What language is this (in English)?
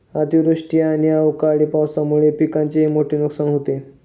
Marathi